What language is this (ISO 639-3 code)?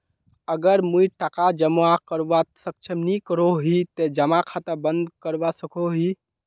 mag